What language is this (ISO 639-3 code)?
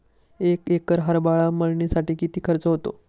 mar